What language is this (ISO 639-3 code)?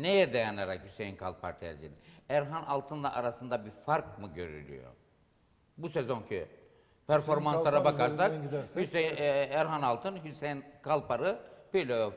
tur